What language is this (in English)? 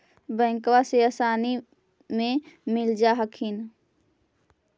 Magahi